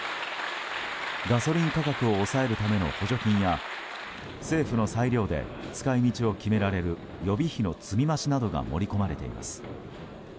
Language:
Japanese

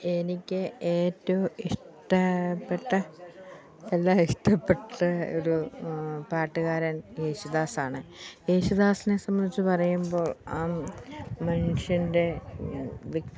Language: Malayalam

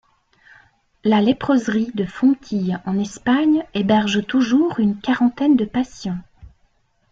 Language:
French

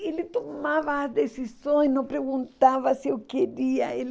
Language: Portuguese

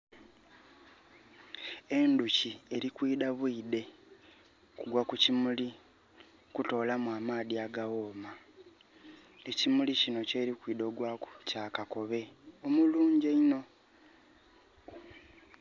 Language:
Soga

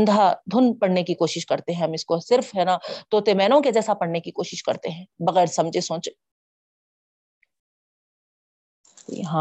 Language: Urdu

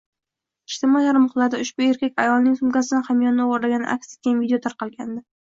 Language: Uzbek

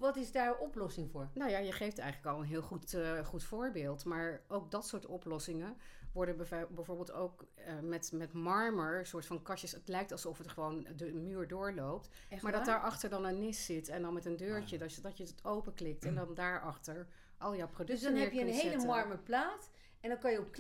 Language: Dutch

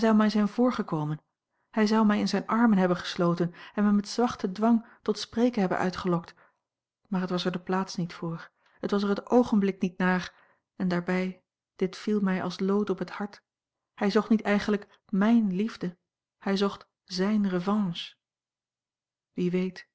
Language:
Dutch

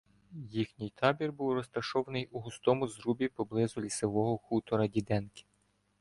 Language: Ukrainian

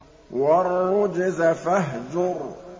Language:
Arabic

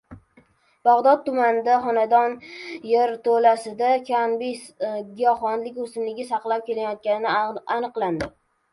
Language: Uzbek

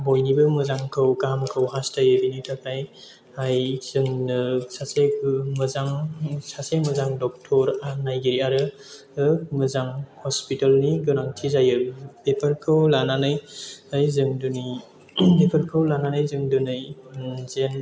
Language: Bodo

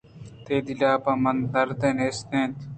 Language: Eastern Balochi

